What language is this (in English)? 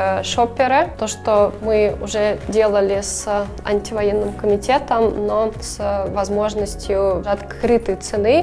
Russian